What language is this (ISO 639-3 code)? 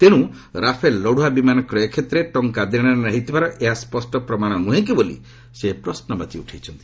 ori